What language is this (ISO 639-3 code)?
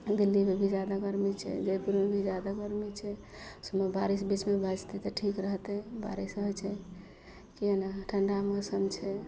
mai